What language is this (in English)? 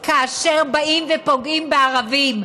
Hebrew